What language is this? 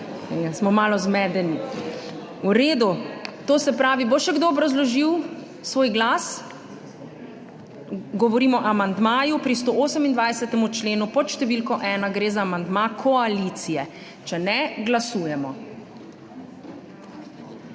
Slovenian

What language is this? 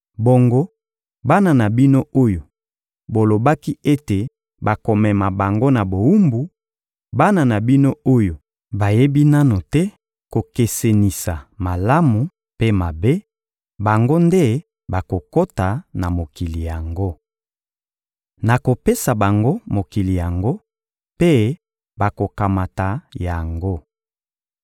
Lingala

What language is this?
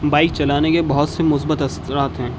Urdu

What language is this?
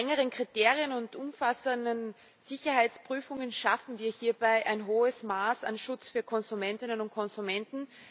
German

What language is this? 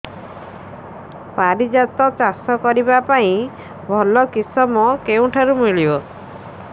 Odia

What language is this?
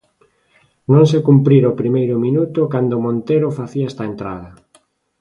Galician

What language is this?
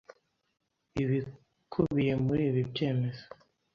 Kinyarwanda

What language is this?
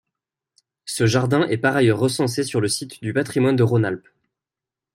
French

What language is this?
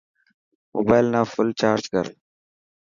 Dhatki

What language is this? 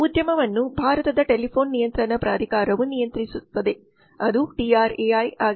Kannada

